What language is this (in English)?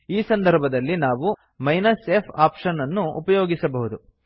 Kannada